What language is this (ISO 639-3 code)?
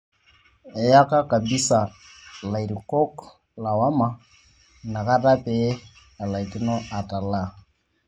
mas